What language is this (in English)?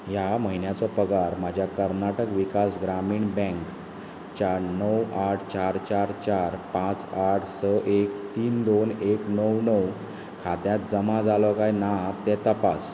Konkani